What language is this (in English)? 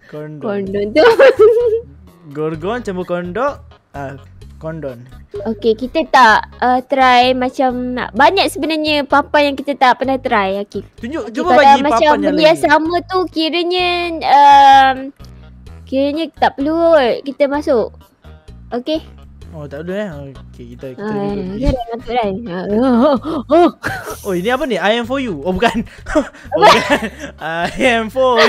Malay